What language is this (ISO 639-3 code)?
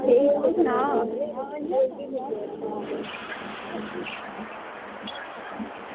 doi